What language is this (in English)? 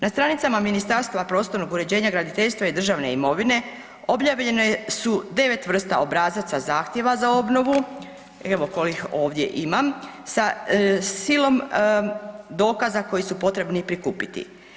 Croatian